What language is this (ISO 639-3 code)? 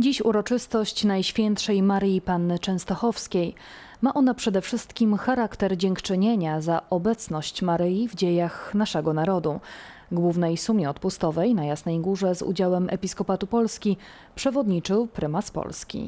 pol